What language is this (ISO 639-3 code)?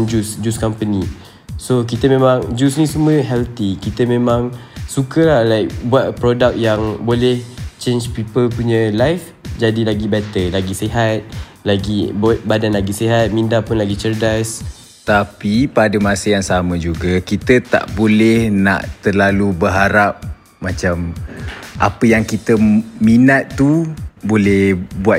msa